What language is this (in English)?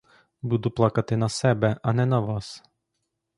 Ukrainian